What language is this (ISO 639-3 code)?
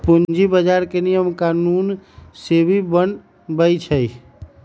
mag